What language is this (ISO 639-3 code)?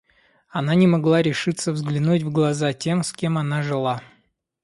rus